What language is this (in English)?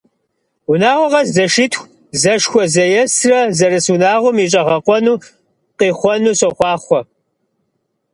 Kabardian